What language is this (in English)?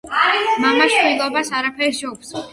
Georgian